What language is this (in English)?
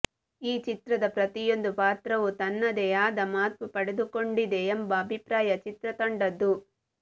Kannada